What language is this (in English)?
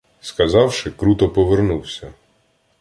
Ukrainian